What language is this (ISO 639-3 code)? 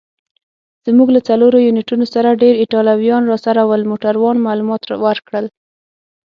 pus